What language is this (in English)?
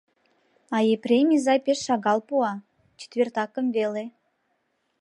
Mari